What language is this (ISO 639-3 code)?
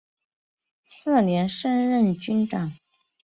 zho